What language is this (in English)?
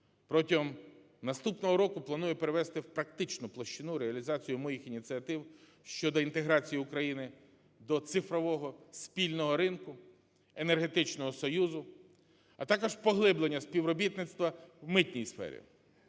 Ukrainian